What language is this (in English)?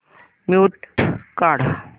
Marathi